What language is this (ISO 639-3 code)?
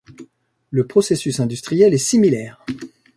fra